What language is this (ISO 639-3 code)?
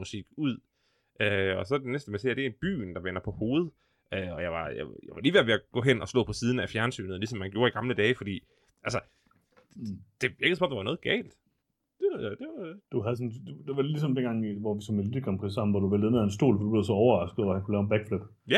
dan